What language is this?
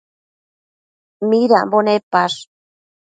Matsés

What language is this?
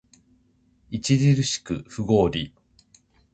Japanese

